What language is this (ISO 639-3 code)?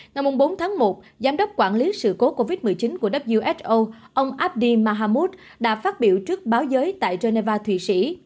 vie